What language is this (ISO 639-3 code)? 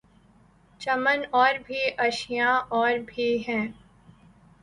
urd